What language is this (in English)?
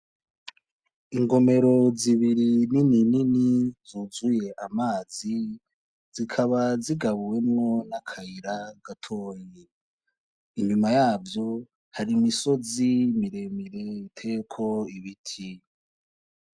Rundi